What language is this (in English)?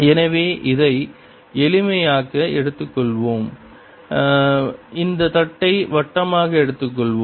Tamil